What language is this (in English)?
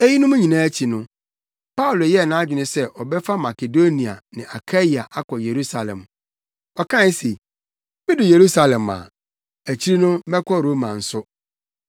Akan